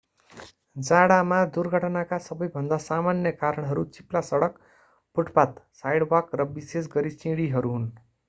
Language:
Nepali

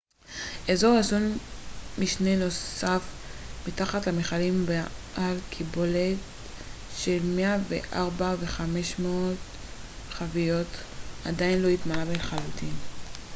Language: Hebrew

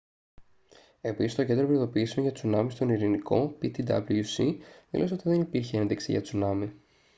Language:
Greek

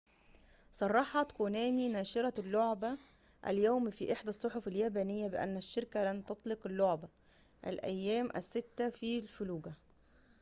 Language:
Arabic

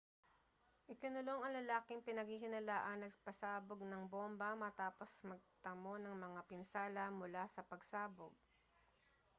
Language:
Filipino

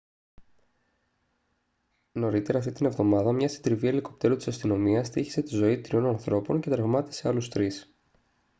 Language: Greek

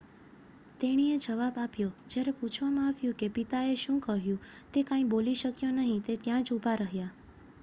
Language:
Gujarati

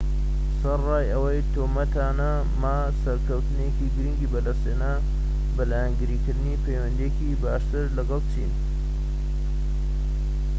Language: Central Kurdish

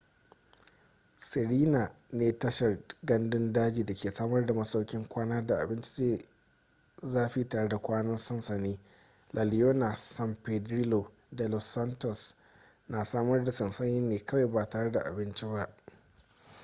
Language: Hausa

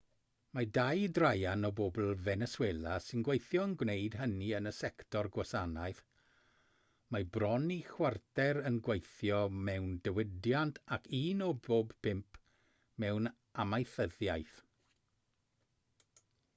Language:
Welsh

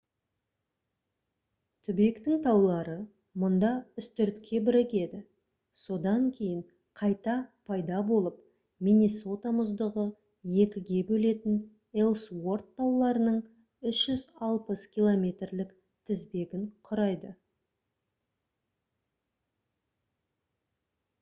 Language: Kazakh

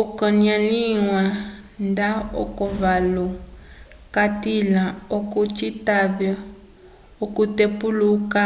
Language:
Umbundu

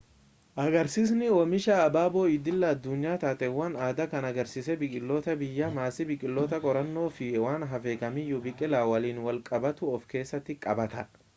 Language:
Oromo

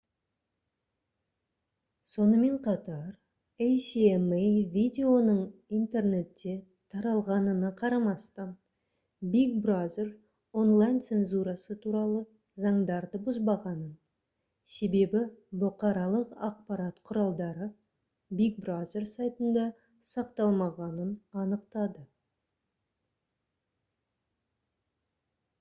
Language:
Kazakh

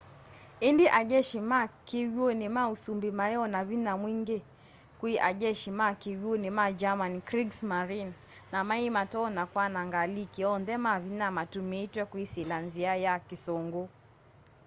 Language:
Kamba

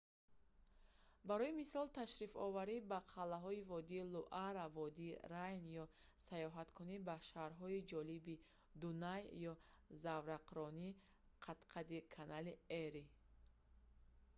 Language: Tajik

